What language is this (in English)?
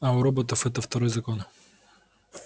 Russian